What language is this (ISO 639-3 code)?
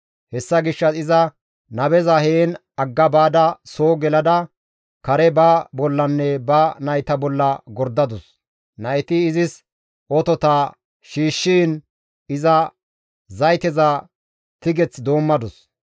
gmv